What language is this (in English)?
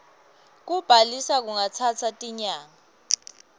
Swati